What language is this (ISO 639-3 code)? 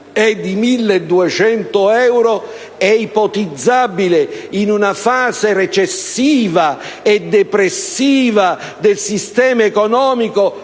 ita